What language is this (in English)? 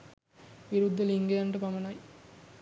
Sinhala